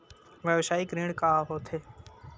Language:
Chhattisgarhi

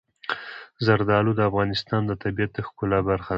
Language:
Pashto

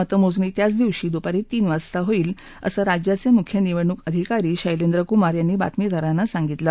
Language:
Marathi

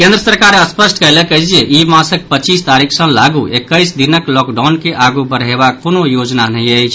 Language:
Maithili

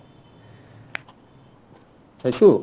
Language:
Assamese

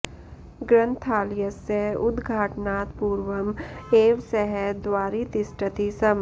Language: Sanskrit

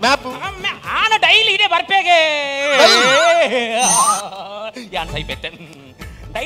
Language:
Indonesian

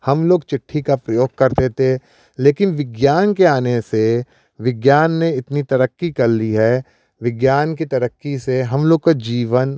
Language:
Hindi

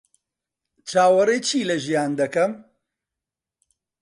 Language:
Central Kurdish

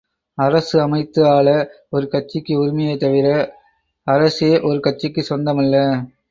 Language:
Tamil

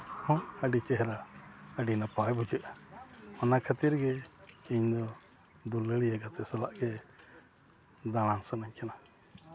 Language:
Santali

